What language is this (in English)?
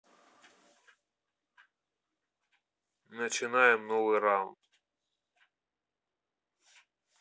Russian